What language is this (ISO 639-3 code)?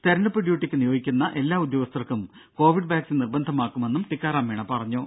mal